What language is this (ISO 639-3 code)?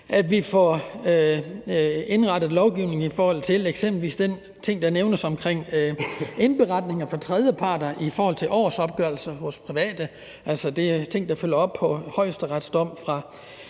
dan